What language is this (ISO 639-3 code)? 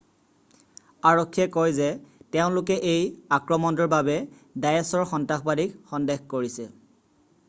asm